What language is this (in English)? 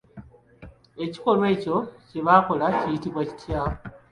Ganda